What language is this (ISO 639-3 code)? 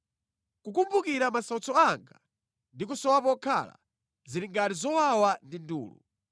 nya